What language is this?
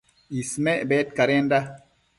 Matsés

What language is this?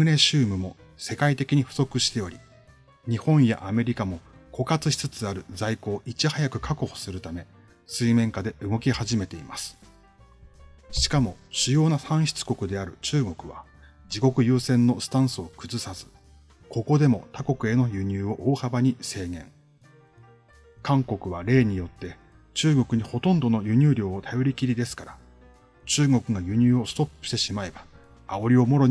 Japanese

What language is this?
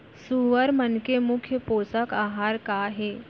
Chhattisgarhi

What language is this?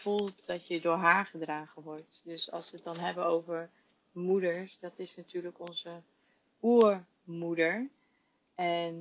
Dutch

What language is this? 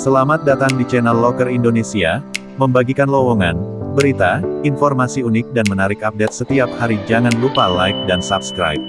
Indonesian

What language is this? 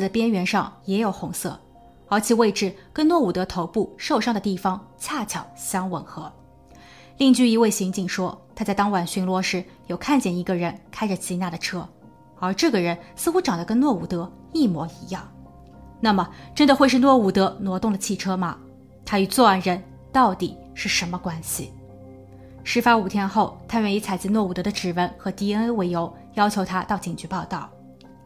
Chinese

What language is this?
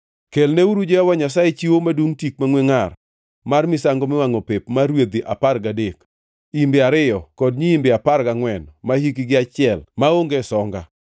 Luo (Kenya and Tanzania)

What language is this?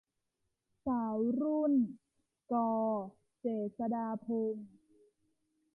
Thai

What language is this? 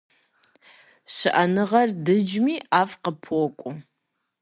Kabardian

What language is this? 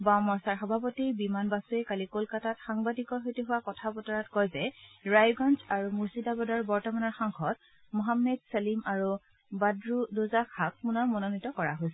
Assamese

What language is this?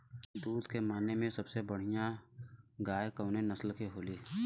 Bhojpuri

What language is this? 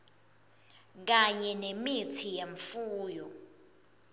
Swati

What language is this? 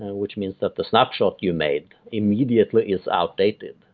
English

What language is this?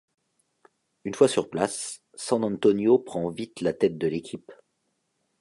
French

